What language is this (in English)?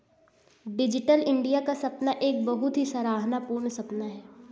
Hindi